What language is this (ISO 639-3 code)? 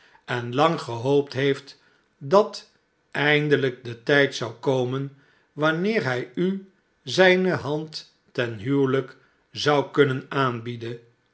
nld